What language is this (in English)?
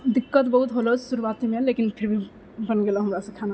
Maithili